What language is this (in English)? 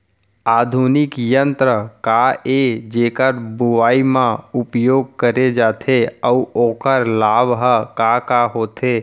Chhattisgarhi